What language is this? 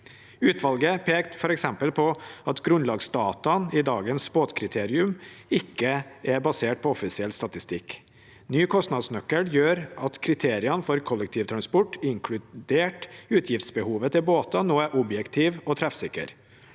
Norwegian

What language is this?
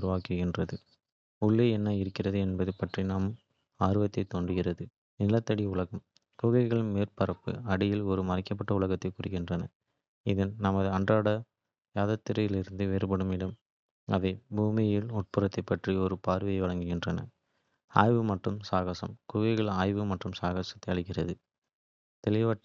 Kota (India)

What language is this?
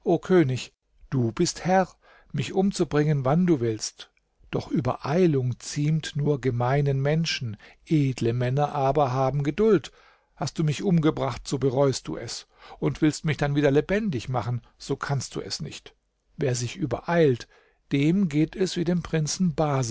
German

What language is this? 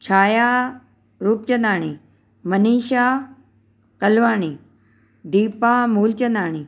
Sindhi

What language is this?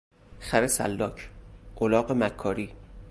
Persian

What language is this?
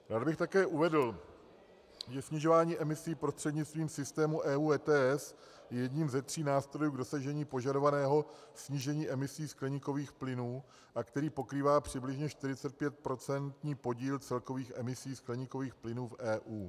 Czech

